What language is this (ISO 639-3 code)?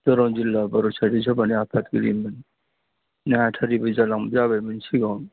brx